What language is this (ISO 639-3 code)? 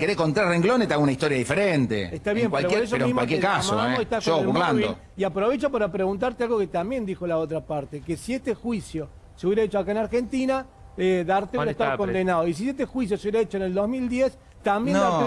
spa